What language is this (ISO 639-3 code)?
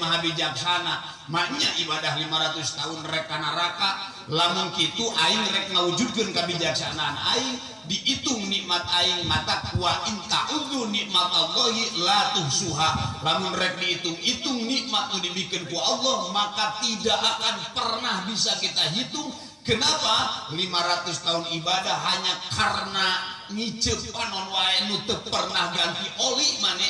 ind